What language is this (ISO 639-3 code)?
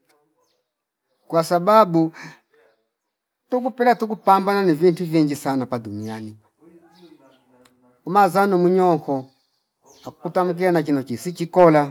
fip